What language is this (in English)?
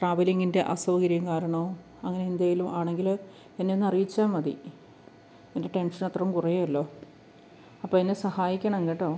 Malayalam